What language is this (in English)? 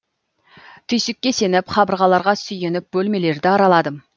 Kazakh